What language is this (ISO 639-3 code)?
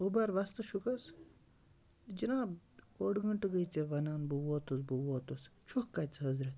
kas